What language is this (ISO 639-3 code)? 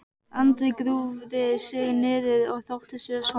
isl